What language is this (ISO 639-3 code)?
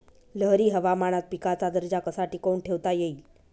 mar